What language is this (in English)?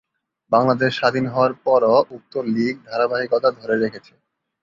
Bangla